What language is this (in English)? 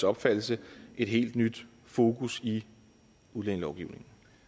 Danish